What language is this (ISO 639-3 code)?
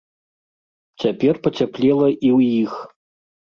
bel